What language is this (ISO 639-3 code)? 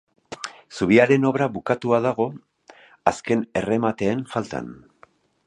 eus